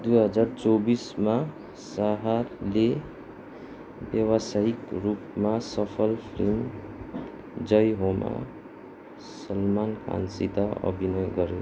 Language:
Nepali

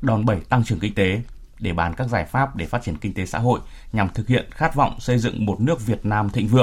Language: Vietnamese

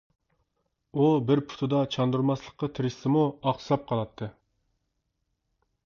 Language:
Uyghur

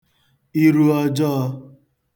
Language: Igbo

